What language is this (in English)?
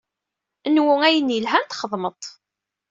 Kabyle